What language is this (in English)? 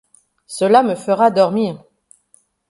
French